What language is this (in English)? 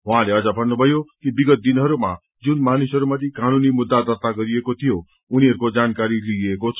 Nepali